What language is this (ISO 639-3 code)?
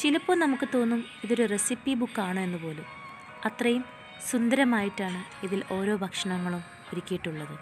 mal